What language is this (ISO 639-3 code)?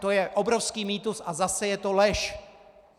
ces